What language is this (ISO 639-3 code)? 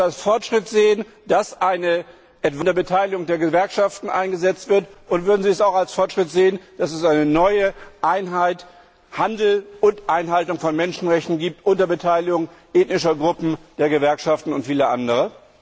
deu